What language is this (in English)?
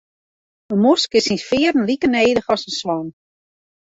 Western Frisian